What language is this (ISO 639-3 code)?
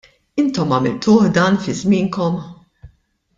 mlt